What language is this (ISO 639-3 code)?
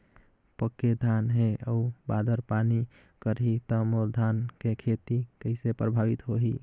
hne